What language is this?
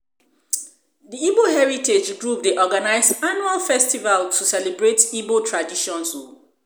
Nigerian Pidgin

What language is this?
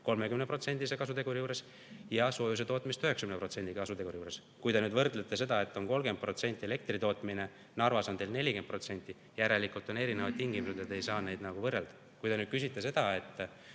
Estonian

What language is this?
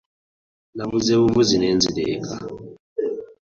Ganda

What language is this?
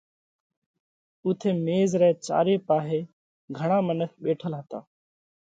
Parkari Koli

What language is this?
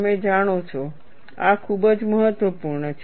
Gujarati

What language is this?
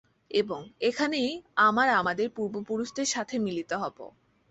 Bangla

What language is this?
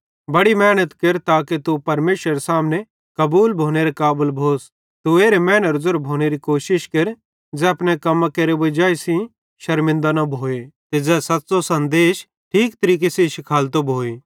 Bhadrawahi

